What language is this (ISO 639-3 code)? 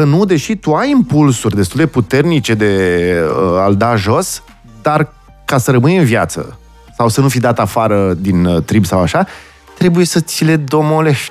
ron